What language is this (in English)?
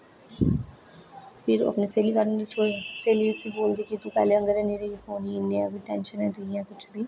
Dogri